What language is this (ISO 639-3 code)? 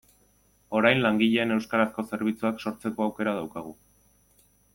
eus